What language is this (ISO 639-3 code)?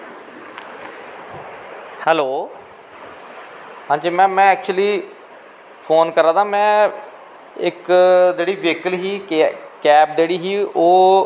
doi